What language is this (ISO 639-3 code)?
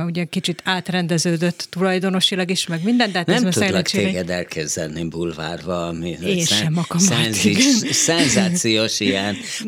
hun